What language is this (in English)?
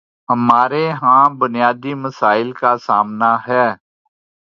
Urdu